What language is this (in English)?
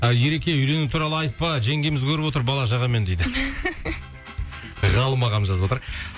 Kazakh